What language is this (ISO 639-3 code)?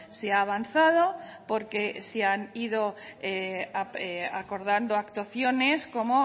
spa